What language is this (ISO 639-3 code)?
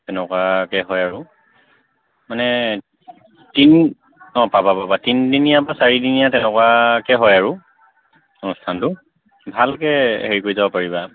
asm